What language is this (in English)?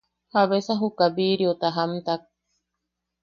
Yaqui